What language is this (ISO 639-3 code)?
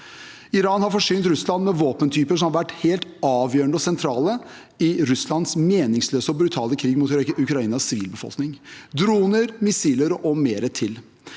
nor